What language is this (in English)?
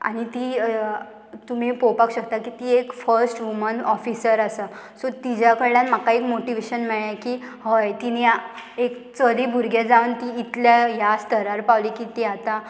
Konkani